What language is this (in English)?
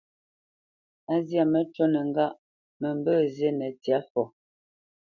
Bamenyam